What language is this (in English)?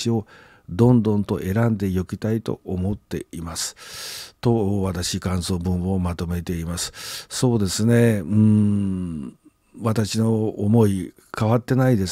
Japanese